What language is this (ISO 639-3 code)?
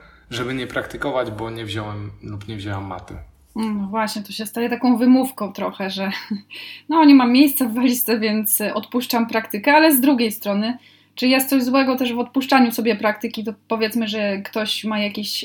pol